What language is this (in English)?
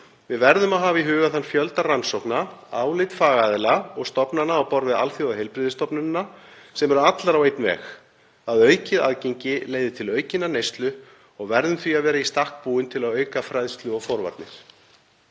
Icelandic